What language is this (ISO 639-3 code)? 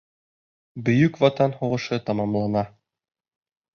bak